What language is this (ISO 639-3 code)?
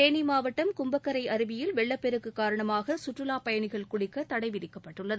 tam